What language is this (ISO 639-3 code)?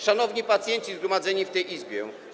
pol